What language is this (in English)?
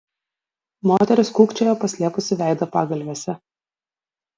Lithuanian